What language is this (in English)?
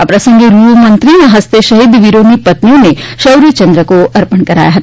Gujarati